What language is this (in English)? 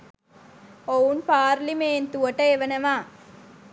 Sinhala